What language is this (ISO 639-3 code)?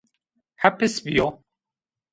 zza